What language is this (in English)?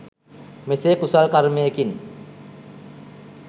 Sinhala